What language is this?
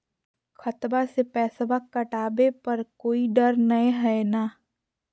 Magahi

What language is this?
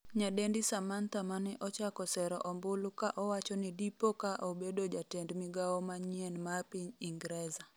Luo (Kenya and Tanzania)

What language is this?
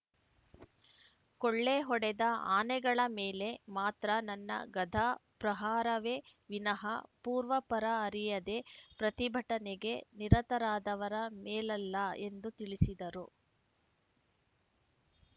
Kannada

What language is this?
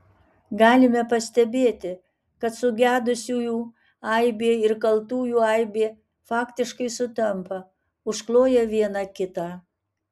Lithuanian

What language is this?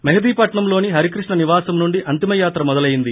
Telugu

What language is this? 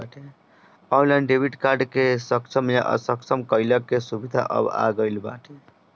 Bhojpuri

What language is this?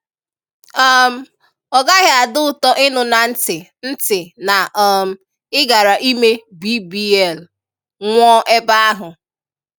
Igbo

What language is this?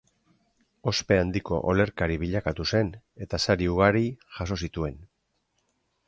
Basque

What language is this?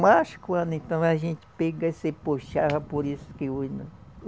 Portuguese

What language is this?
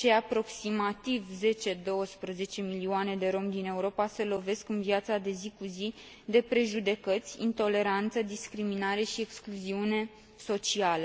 Romanian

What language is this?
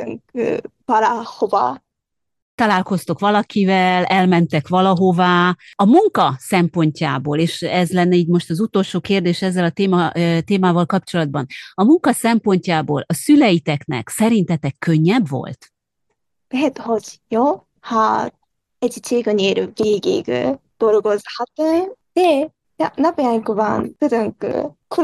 Hungarian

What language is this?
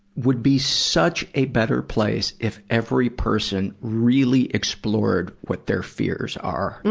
English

